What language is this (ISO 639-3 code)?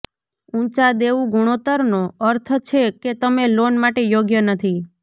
guj